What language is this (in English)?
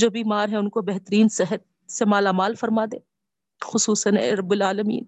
Urdu